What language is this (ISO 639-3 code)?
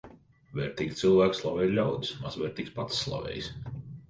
lav